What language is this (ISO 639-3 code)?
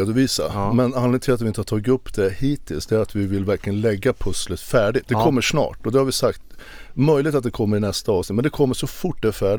swe